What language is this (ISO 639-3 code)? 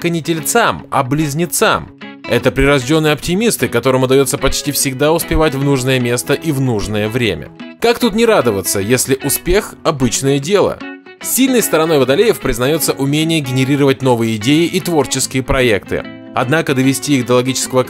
rus